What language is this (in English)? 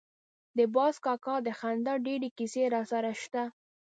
Pashto